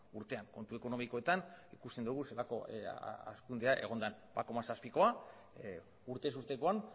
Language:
Basque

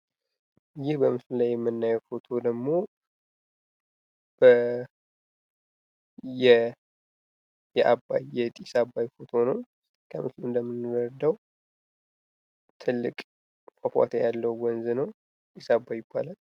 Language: Amharic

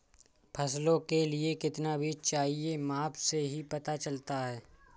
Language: Hindi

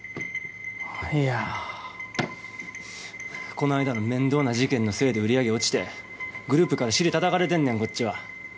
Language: Japanese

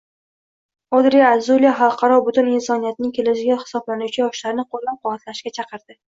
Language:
Uzbek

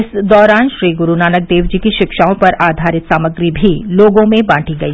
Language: Hindi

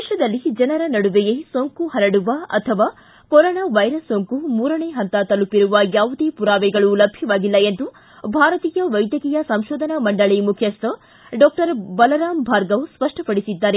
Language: Kannada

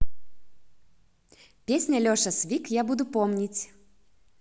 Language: Russian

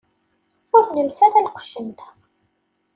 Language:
Kabyle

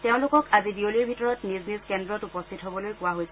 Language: Assamese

